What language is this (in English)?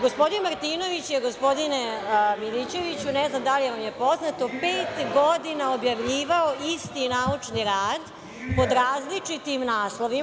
Serbian